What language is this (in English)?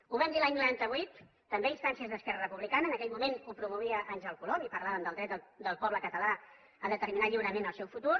Catalan